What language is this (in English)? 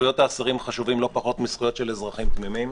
Hebrew